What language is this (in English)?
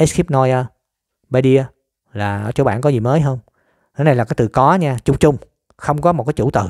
Vietnamese